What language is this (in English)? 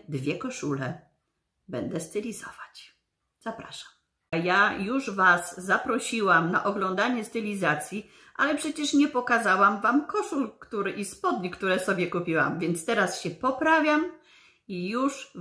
Polish